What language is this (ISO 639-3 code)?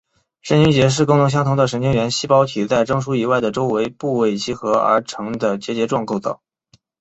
zho